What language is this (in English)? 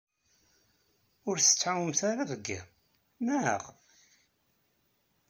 Kabyle